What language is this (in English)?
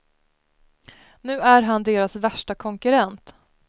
Swedish